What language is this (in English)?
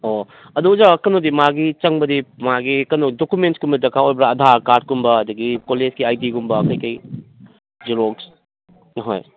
Manipuri